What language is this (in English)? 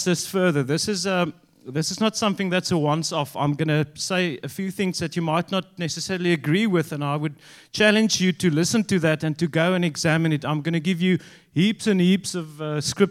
English